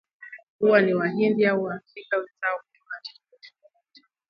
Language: Swahili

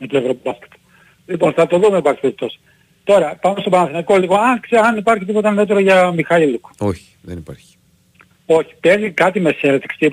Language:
Greek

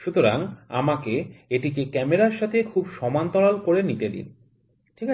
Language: Bangla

